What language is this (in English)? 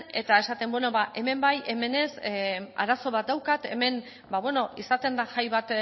Basque